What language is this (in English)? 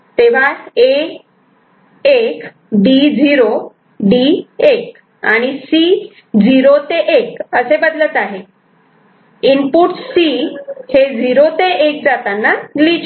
Marathi